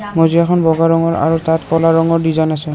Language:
Assamese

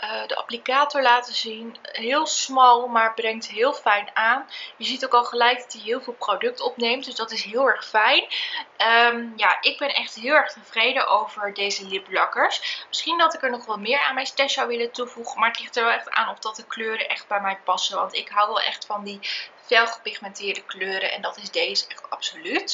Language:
Dutch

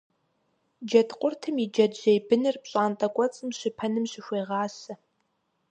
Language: Kabardian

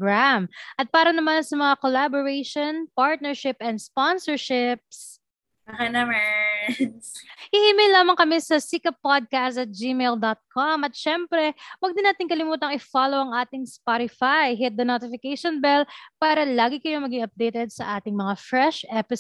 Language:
Filipino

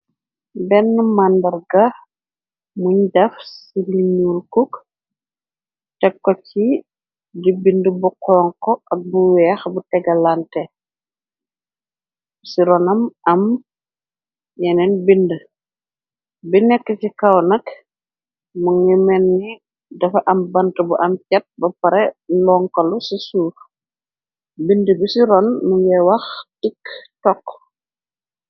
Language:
Wolof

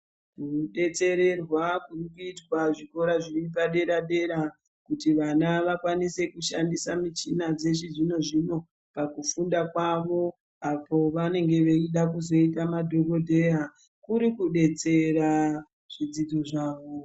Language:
Ndau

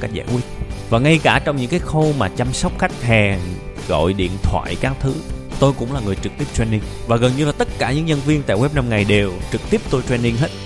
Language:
Vietnamese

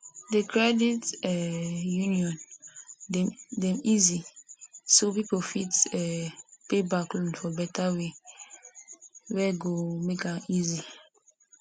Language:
Nigerian Pidgin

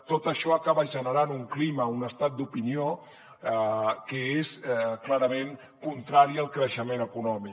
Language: Catalan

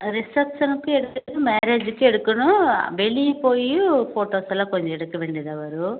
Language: Tamil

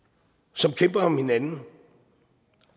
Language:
Danish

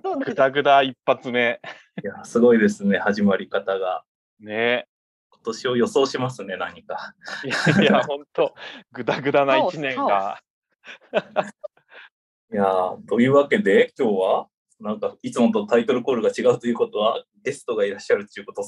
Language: Japanese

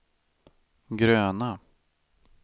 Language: Swedish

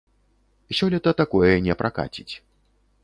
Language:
Belarusian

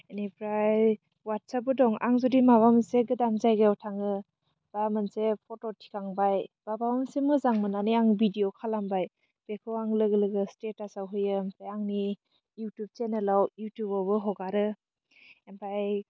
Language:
Bodo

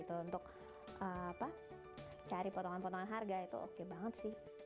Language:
Indonesian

